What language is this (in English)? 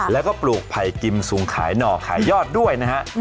Thai